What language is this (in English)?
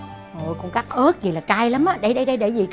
Vietnamese